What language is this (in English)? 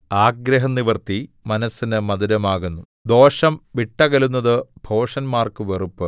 Malayalam